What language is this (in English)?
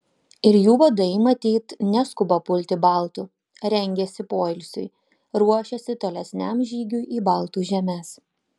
Lithuanian